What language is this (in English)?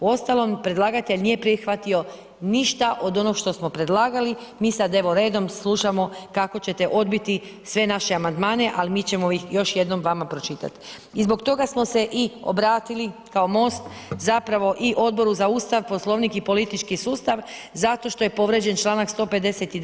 Croatian